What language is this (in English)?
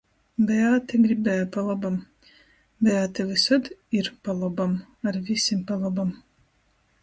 Latgalian